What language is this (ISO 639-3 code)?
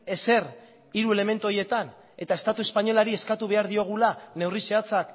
eus